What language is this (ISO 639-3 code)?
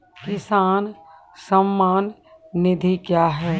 mai